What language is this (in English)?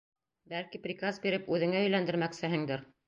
Bashkir